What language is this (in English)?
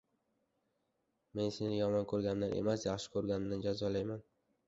Uzbek